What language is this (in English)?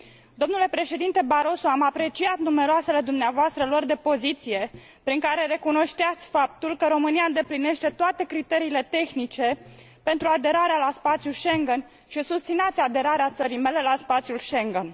Romanian